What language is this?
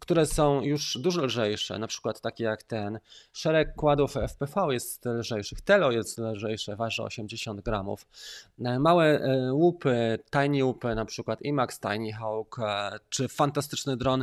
Polish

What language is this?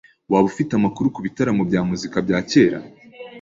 Kinyarwanda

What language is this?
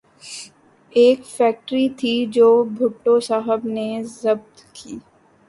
Urdu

